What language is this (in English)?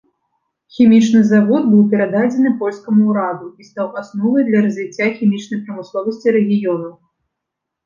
Belarusian